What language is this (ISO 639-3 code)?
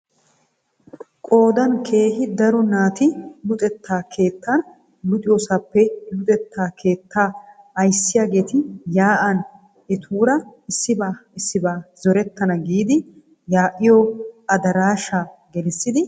wal